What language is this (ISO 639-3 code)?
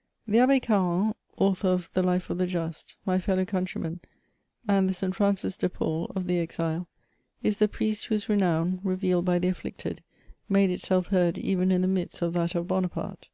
eng